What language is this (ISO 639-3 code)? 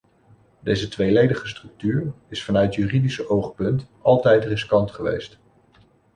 nld